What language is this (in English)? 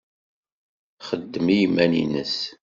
Kabyle